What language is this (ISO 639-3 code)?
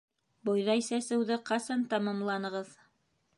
bak